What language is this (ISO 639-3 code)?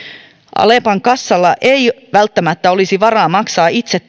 fin